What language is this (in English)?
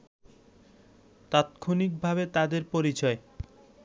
Bangla